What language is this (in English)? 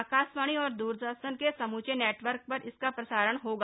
Hindi